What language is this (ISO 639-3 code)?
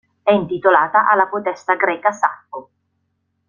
ita